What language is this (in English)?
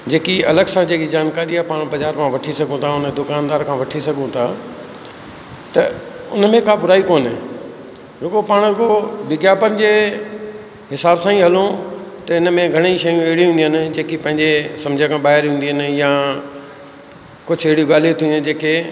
Sindhi